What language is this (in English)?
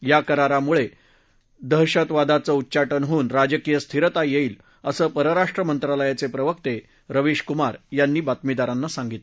Marathi